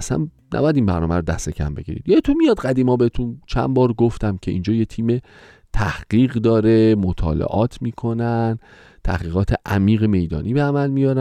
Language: Persian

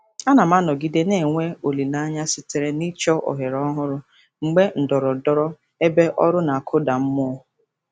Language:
Igbo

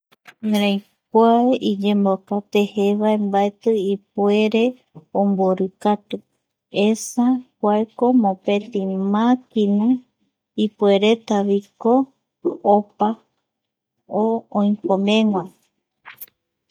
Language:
Eastern Bolivian Guaraní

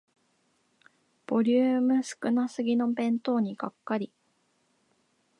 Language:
Japanese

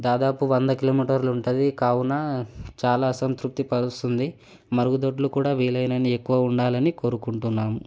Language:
Telugu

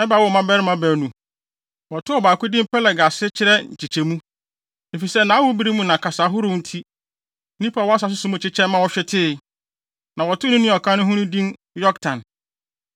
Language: Akan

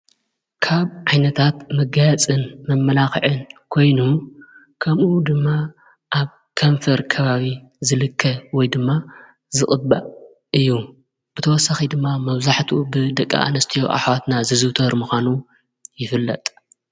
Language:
Tigrinya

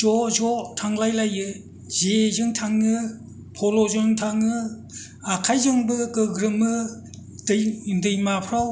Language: Bodo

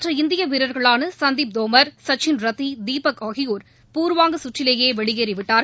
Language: Tamil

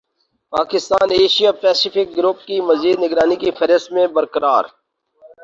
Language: Urdu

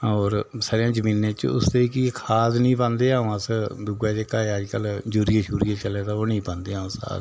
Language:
Dogri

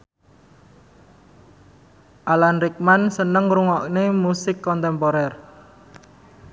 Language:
Javanese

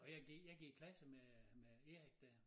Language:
Danish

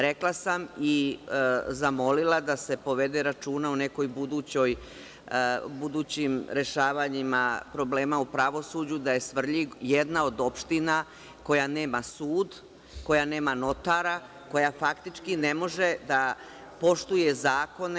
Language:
Serbian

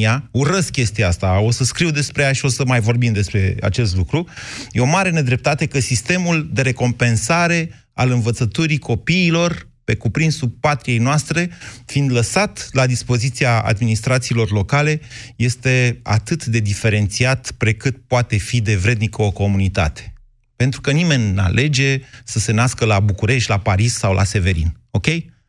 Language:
Romanian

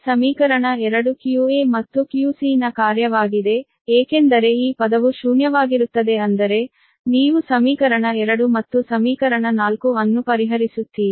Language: Kannada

